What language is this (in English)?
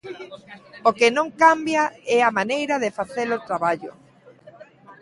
Galician